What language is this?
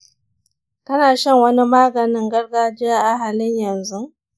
Hausa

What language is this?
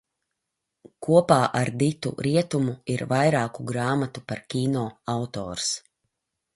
Latvian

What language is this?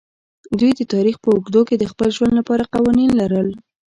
Pashto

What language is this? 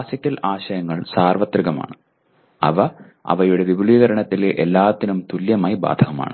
Malayalam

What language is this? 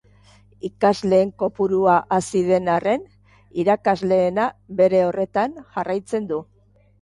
Basque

